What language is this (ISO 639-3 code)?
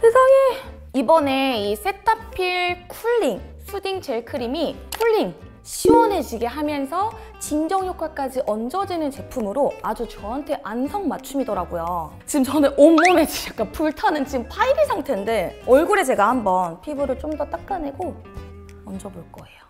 kor